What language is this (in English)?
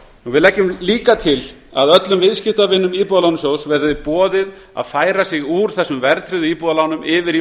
Icelandic